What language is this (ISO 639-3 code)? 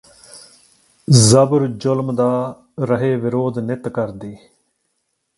pan